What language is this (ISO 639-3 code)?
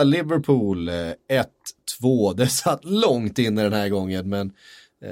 swe